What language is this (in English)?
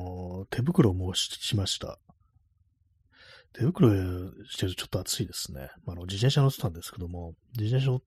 Japanese